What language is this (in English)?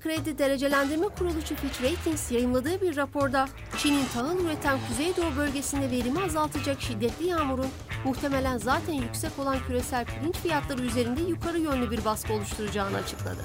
Turkish